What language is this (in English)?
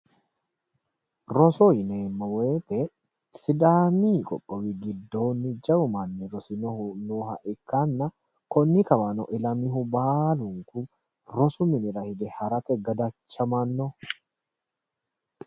Sidamo